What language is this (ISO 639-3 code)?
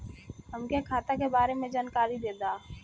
bho